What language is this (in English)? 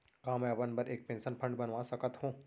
Chhattisgarhi